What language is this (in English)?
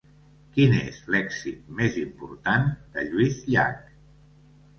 Catalan